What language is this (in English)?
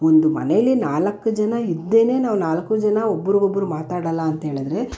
Kannada